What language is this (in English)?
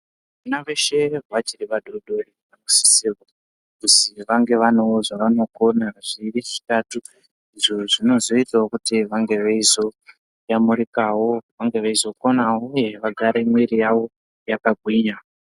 Ndau